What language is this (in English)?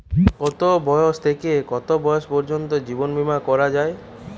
Bangla